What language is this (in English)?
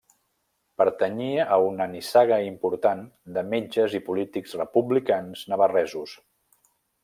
Catalan